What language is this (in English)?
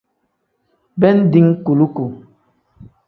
Tem